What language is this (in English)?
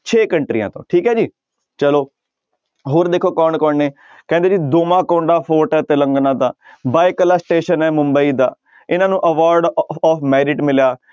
Punjabi